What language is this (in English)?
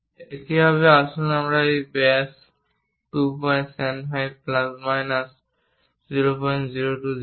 Bangla